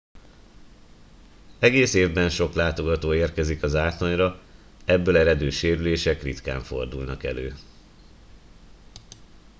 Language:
Hungarian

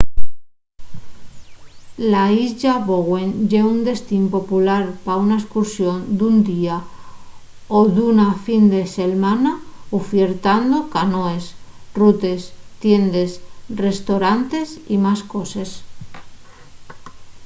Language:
Asturian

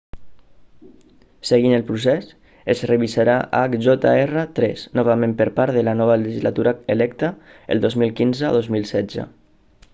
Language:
Catalan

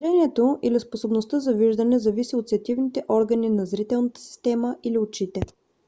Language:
Bulgarian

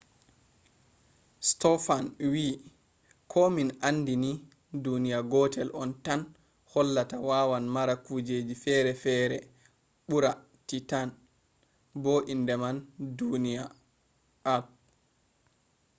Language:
Fula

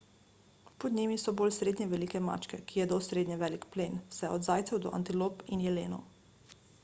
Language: Slovenian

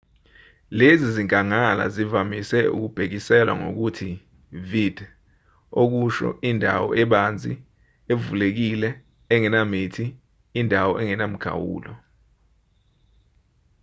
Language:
Zulu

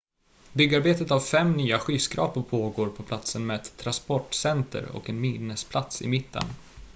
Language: Swedish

